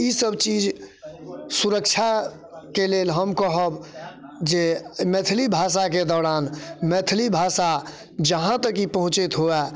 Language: Maithili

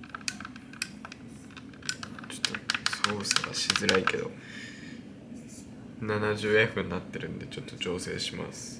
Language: Japanese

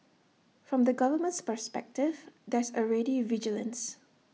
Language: English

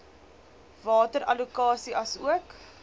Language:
Afrikaans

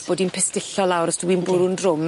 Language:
Welsh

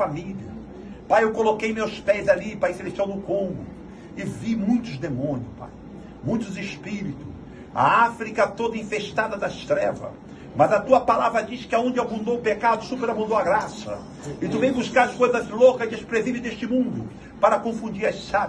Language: Portuguese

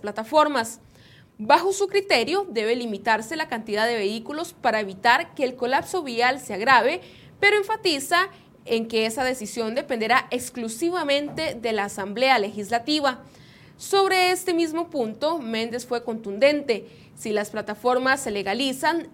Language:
Spanish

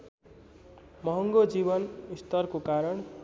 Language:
Nepali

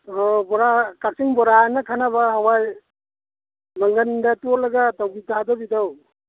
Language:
Manipuri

